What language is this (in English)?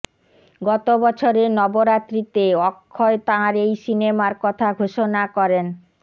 Bangla